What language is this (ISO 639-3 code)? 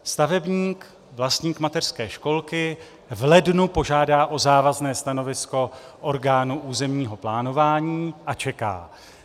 ces